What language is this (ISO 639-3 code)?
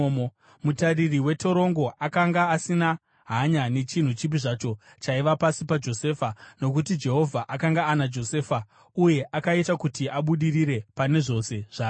sna